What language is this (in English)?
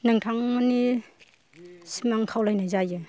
Bodo